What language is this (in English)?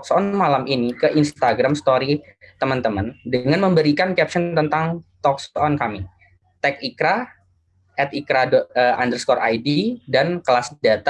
Indonesian